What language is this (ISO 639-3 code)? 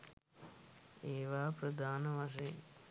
sin